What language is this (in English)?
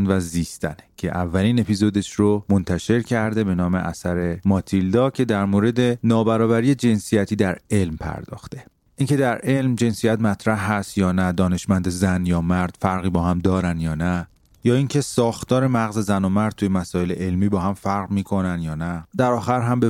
Persian